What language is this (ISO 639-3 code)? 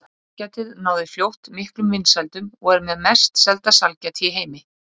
isl